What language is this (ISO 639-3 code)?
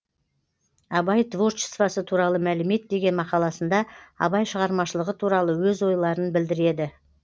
kaz